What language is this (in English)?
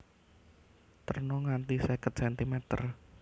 Javanese